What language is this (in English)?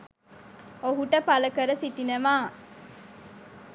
Sinhala